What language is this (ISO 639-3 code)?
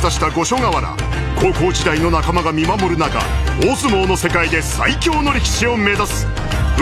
jpn